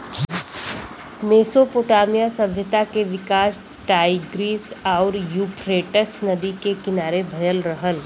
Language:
Bhojpuri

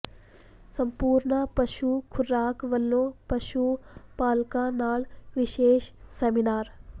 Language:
Punjabi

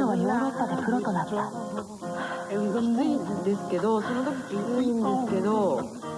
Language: Japanese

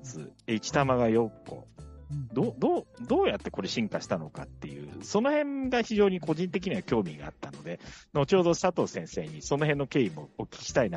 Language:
Japanese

